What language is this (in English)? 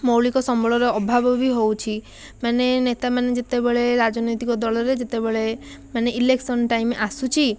Odia